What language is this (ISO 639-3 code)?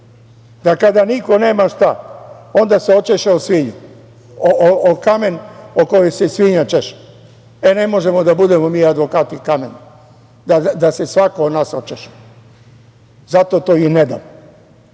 srp